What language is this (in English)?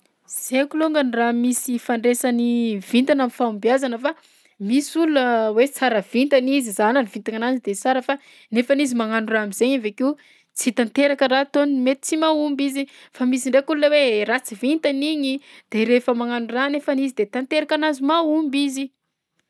Southern Betsimisaraka Malagasy